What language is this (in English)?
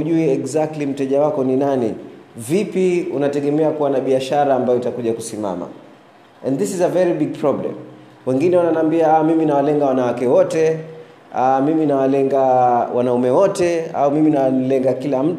Swahili